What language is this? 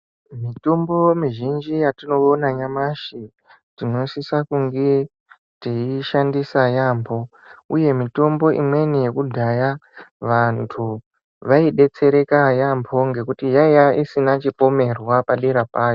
Ndau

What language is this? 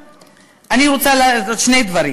Hebrew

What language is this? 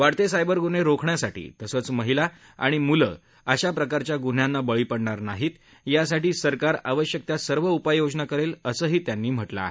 Marathi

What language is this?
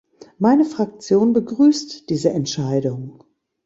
German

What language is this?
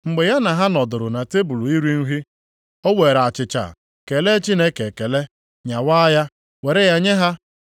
Igbo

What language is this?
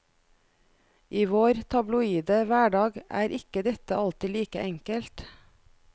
Norwegian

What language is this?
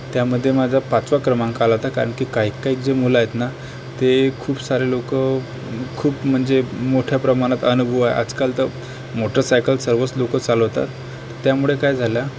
Marathi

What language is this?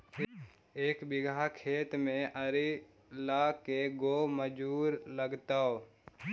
Magahi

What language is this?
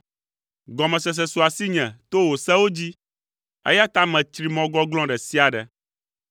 Ewe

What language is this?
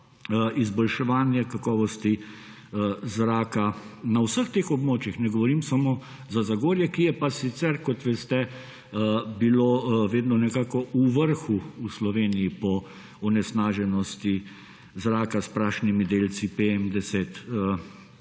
Slovenian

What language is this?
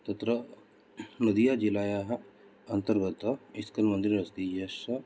Sanskrit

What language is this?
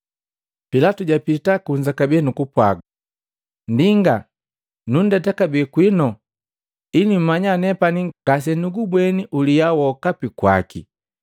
Matengo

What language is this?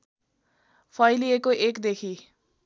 Nepali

